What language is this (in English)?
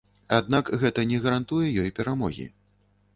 Belarusian